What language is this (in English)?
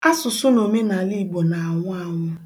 Igbo